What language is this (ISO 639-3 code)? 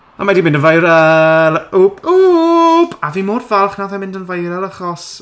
cym